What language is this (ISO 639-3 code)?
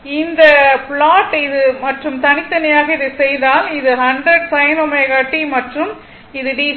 tam